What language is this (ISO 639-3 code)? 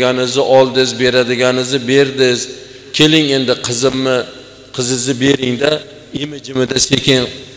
tur